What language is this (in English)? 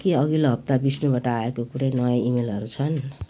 Nepali